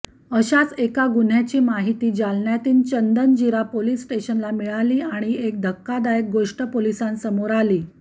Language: Marathi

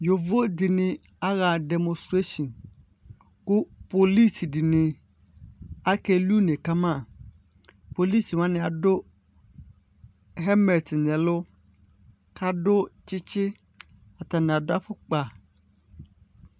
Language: Ikposo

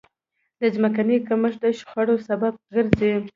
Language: Pashto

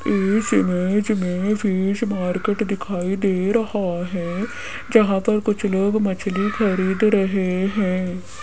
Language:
Hindi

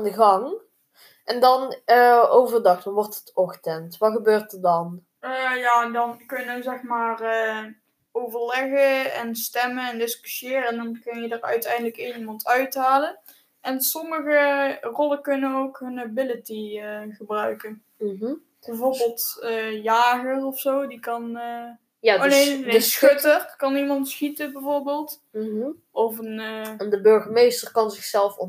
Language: Dutch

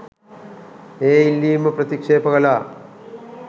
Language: Sinhala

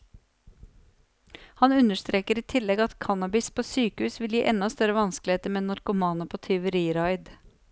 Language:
Norwegian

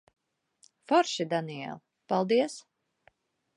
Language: Latvian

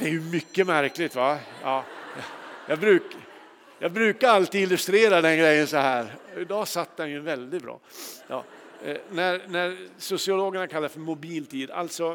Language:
Swedish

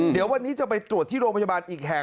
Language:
Thai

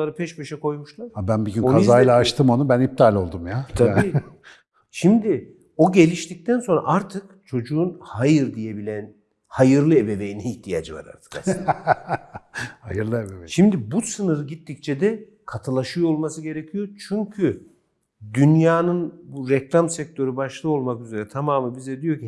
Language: Turkish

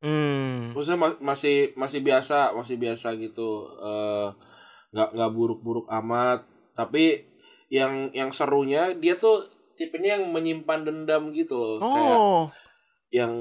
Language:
Indonesian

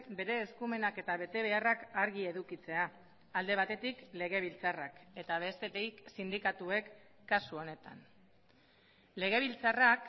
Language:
Basque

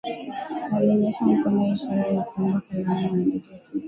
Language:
Swahili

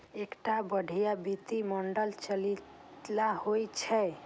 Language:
Maithili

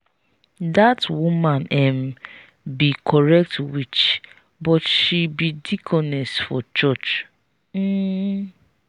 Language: Nigerian Pidgin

